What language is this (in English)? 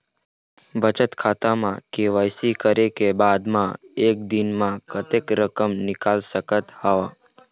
Chhattisgarhi